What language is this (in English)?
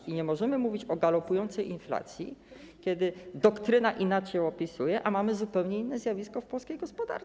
Polish